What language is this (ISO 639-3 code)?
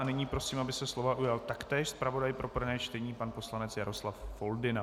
ces